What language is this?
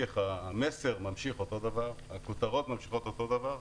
Hebrew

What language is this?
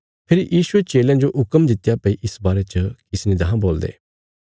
Bilaspuri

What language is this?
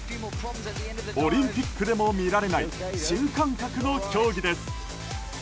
Japanese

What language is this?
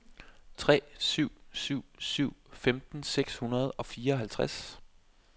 Danish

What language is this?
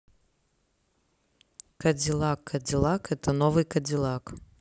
Russian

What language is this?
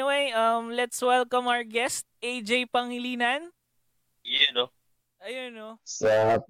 Filipino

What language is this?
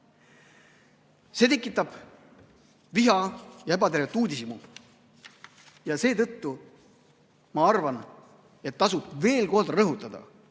Estonian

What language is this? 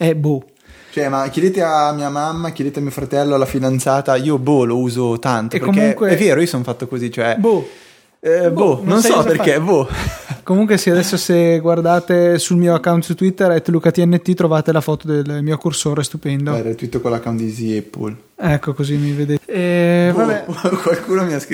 Italian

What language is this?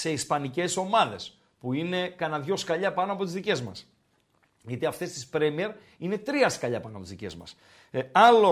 Greek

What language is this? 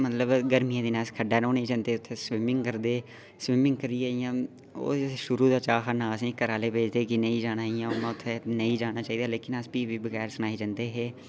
Dogri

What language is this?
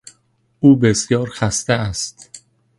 Persian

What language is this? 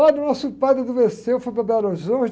Portuguese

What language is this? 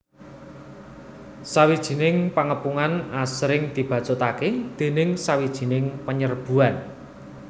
Javanese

